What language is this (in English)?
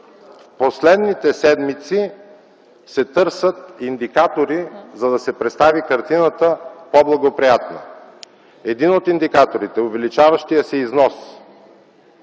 Bulgarian